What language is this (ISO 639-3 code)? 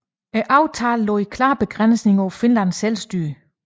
dan